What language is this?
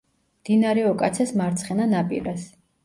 Georgian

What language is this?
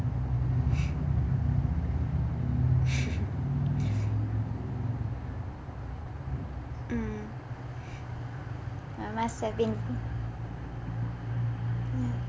English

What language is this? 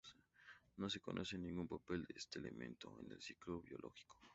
Spanish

